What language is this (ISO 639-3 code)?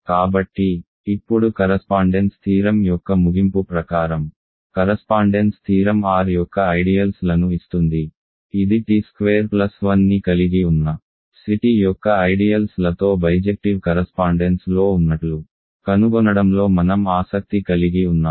tel